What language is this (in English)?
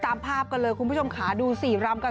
Thai